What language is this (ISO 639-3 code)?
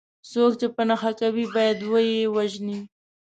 pus